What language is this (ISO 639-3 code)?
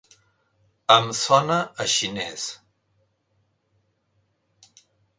cat